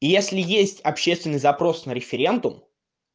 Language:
Russian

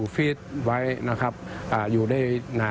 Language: Thai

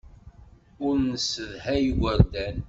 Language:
Kabyle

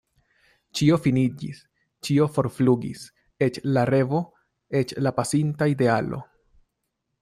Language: Esperanto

